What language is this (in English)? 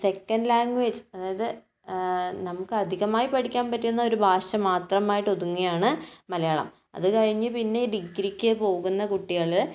Malayalam